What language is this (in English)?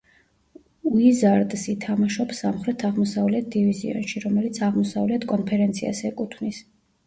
Georgian